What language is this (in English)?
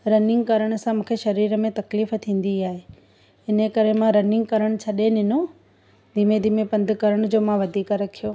Sindhi